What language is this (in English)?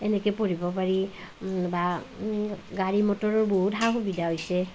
Assamese